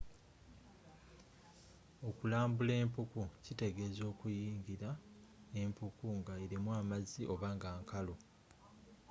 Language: Ganda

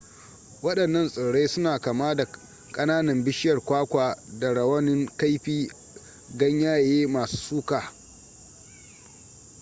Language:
Hausa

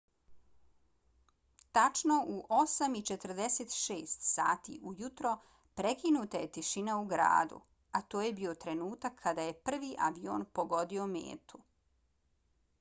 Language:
Bosnian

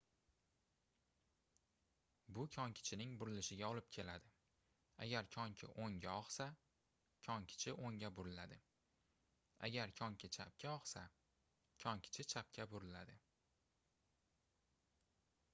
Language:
Uzbek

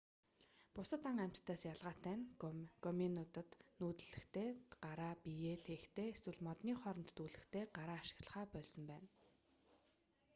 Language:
Mongolian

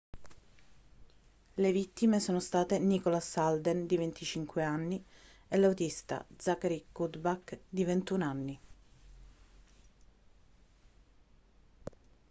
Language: Italian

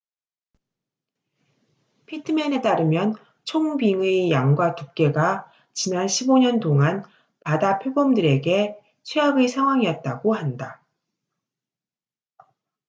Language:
Korean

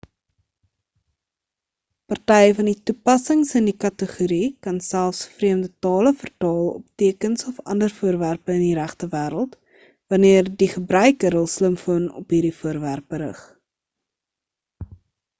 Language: Afrikaans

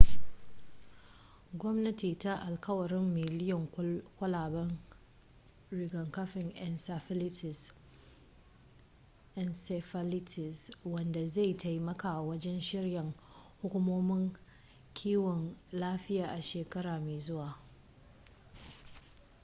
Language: Hausa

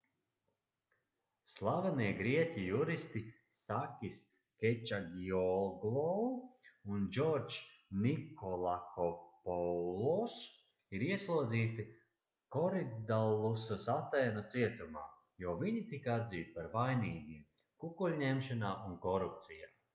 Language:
Latvian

